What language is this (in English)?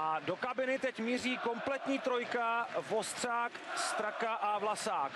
Czech